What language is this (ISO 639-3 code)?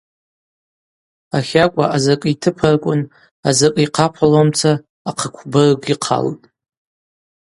abq